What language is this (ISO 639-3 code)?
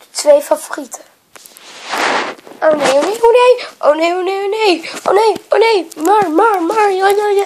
nld